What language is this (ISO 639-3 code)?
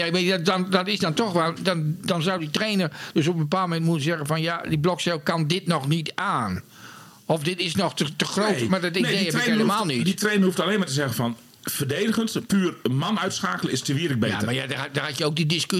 nld